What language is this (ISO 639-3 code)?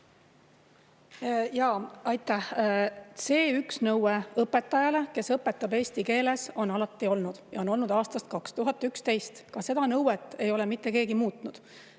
est